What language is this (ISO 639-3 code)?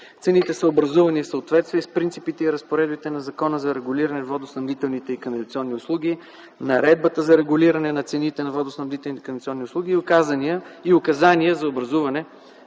bul